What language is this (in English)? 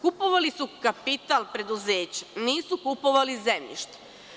Serbian